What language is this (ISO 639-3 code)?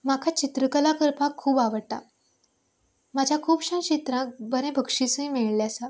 kok